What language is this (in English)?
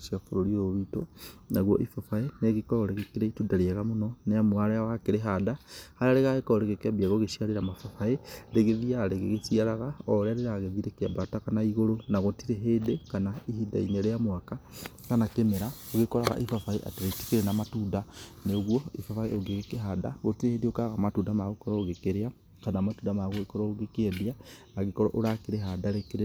Kikuyu